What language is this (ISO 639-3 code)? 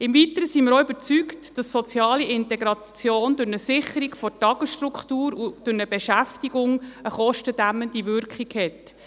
gsw